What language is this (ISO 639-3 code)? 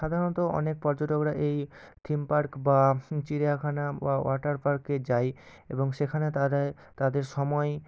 ben